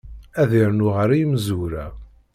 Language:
Kabyle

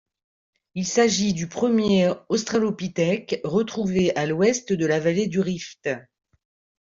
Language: French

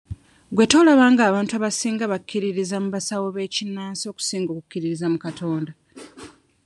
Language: Ganda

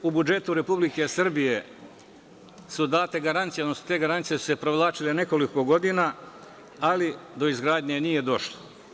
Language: Serbian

